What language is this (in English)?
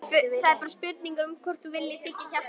Icelandic